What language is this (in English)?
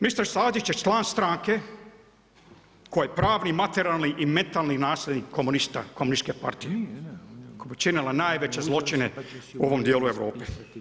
Croatian